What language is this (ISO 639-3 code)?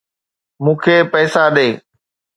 snd